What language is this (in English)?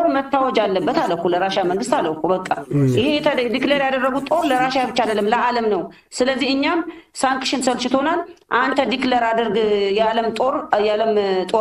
Arabic